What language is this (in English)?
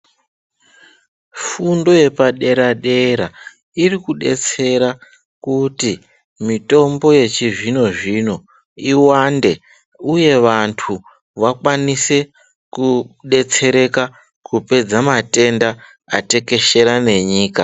Ndau